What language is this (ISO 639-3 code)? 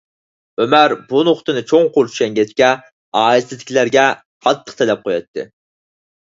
uig